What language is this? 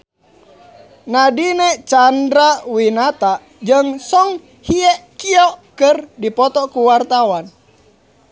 Sundanese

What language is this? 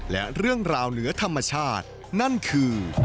Thai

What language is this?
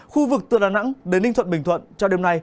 Vietnamese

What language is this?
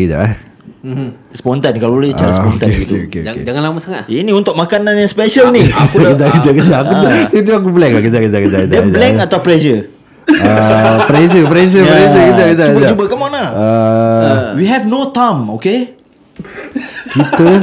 Malay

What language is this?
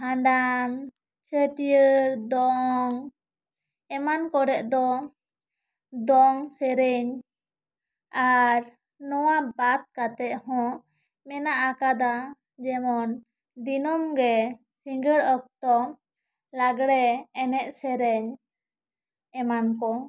Santali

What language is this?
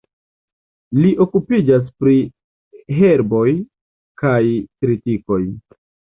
Esperanto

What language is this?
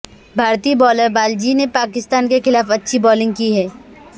Urdu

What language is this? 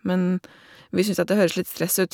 Norwegian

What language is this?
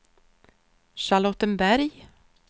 Swedish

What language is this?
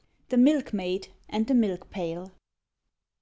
English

